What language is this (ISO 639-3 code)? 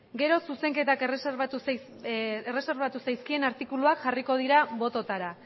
eus